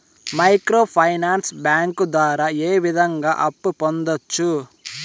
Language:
Telugu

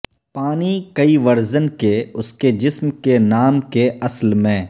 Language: Urdu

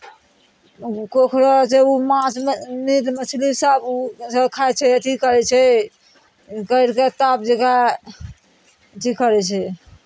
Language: Maithili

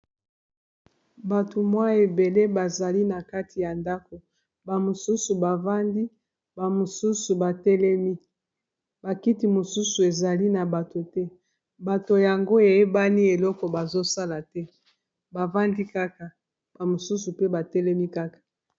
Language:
Lingala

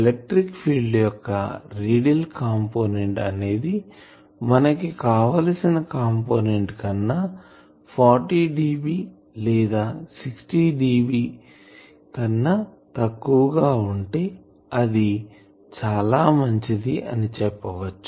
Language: Telugu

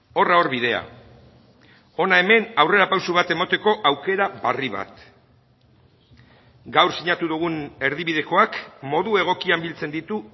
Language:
Basque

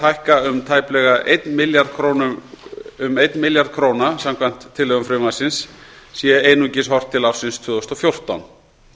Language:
Icelandic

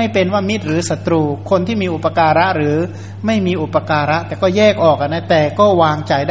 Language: Thai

